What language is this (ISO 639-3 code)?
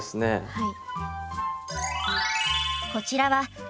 jpn